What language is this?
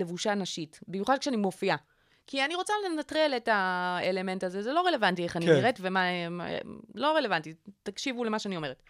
Hebrew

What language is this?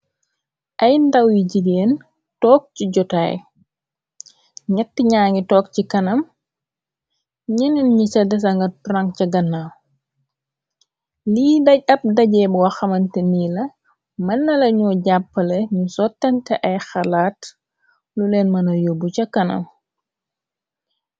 Wolof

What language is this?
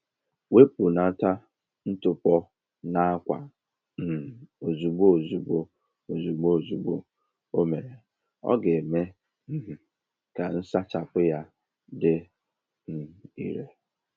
Igbo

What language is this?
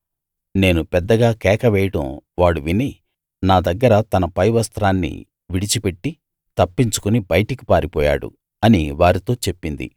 Telugu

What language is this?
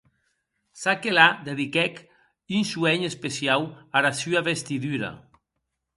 Occitan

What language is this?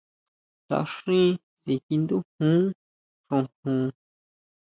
Huautla Mazatec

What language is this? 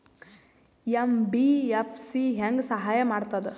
Kannada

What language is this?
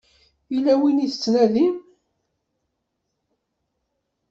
Kabyle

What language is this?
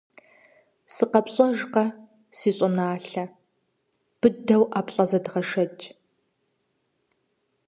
Kabardian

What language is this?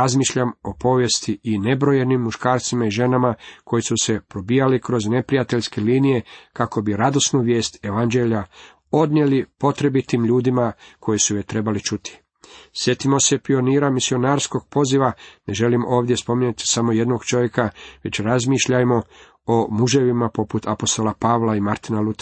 Croatian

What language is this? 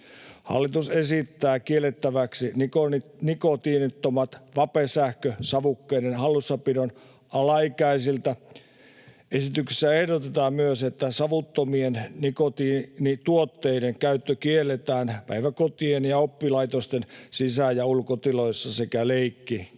Finnish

